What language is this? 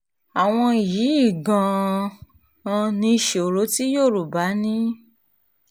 Yoruba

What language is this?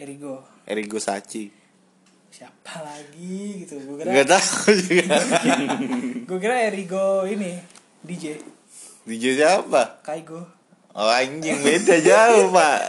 Indonesian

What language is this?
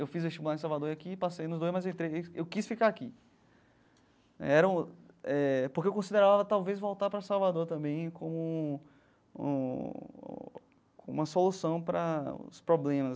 Portuguese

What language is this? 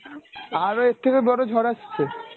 Bangla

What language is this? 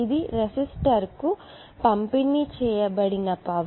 Telugu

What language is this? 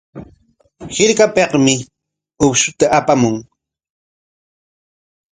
Corongo Ancash Quechua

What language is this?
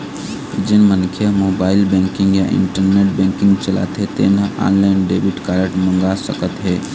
Chhattisgarhi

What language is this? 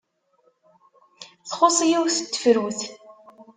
Kabyle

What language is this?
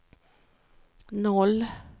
Swedish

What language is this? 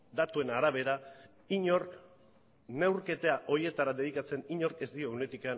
Basque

